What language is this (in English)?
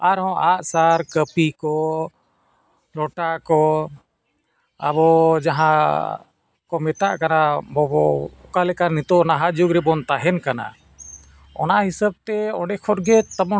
Santali